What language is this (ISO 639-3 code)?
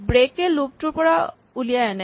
asm